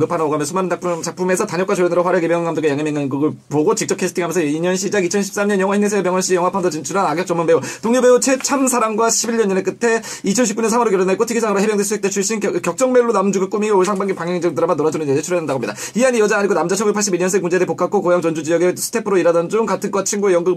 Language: Korean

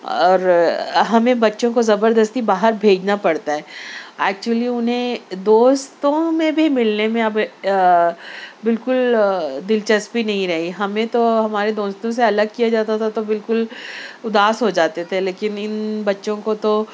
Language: Urdu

